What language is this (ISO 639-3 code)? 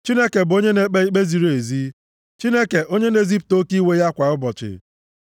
ibo